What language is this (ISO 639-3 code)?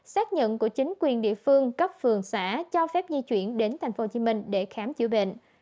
vie